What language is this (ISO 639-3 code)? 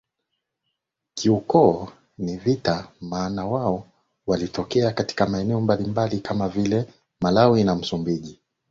swa